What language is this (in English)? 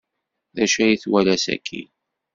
Kabyle